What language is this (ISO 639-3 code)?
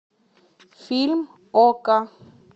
rus